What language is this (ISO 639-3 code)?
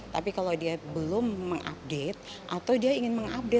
ind